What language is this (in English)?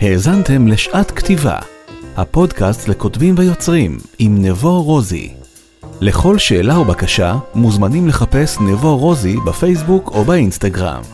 Hebrew